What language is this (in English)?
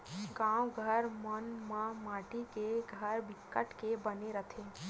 Chhattisgarhi